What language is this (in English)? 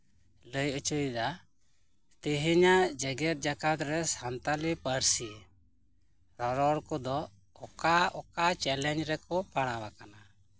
Santali